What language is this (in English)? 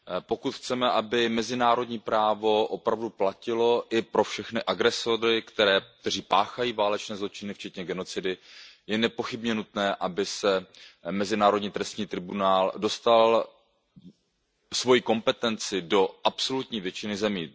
Czech